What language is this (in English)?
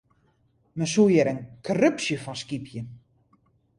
Western Frisian